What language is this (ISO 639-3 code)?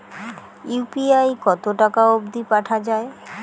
ben